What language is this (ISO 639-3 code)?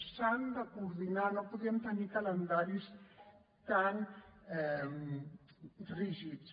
cat